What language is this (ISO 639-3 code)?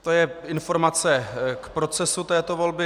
ces